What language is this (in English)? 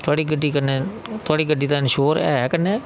Dogri